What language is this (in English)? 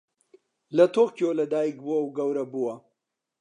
Central Kurdish